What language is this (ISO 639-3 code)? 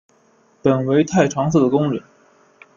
zho